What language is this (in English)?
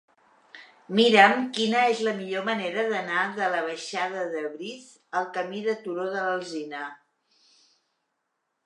Catalan